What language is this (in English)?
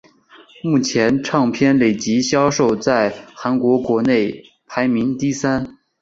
Chinese